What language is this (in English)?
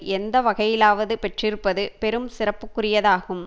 Tamil